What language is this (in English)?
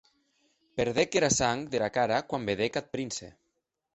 Occitan